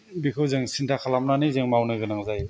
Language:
Bodo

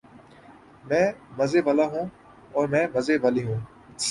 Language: Urdu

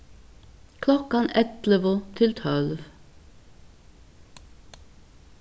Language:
Faroese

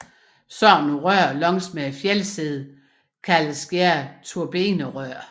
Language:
Danish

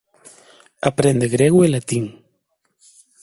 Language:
Galician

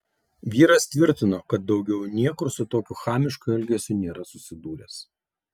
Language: Lithuanian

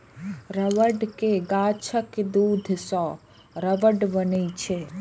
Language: Maithili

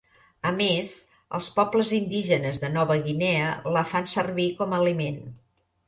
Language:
Catalan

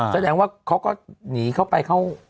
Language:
Thai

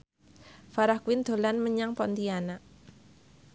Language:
Javanese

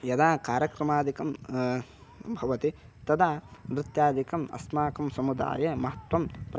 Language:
Sanskrit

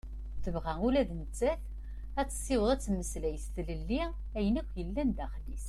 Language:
Kabyle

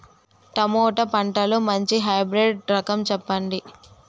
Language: Telugu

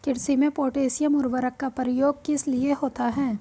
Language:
Hindi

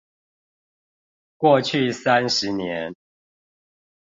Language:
Chinese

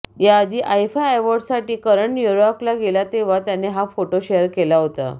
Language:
Marathi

